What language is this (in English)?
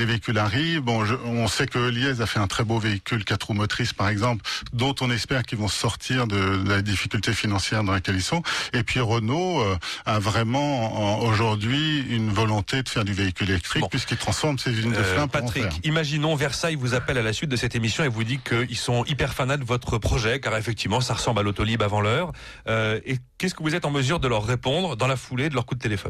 French